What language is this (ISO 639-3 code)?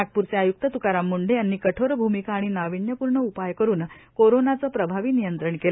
mar